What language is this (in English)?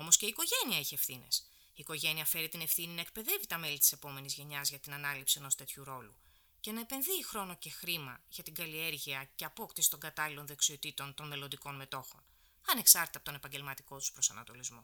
Greek